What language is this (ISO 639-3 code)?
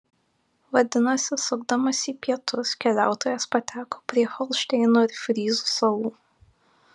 lit